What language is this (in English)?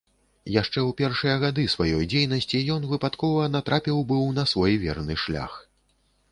Belarusian